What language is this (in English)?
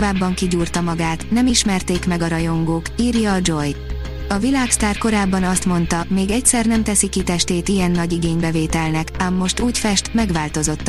Hungarian